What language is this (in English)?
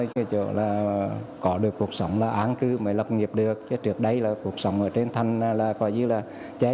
Vietnamese